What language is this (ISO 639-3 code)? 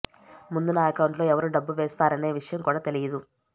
tel